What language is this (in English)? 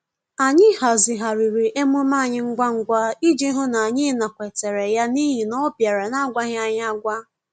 Igbo